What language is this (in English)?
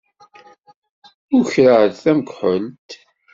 Kabyle